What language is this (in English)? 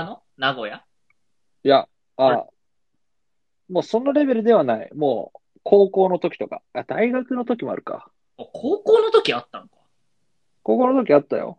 Japanese